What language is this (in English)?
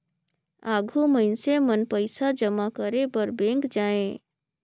Chhattisgarhi